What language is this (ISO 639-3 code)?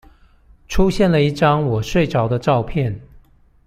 zho